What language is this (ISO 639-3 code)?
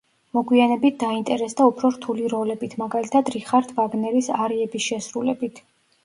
kat